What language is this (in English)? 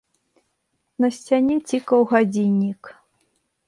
Belarusian